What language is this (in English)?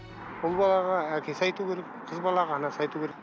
Kazakh